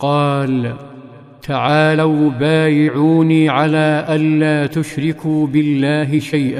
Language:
Arabic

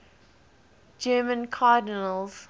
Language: English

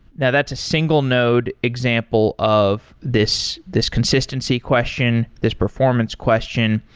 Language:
English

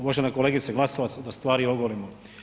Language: Croatian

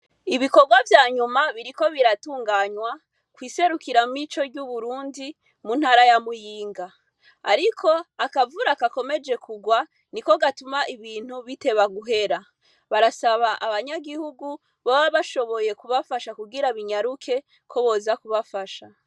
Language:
Rundi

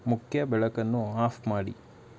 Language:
Kannada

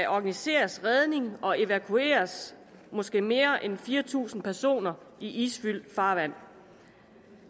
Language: Danish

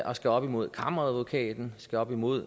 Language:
Danish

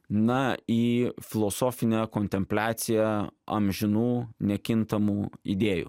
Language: Lithuanian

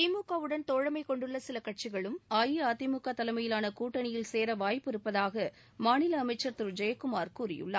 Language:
Tamil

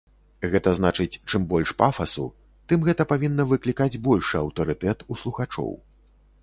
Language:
Belarusian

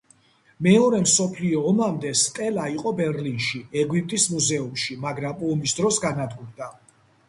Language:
Georgian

